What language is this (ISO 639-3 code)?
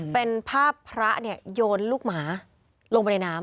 tha